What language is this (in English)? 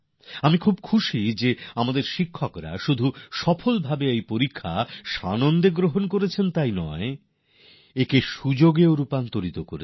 Bangla